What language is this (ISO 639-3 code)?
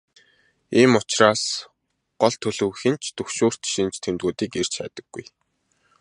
mon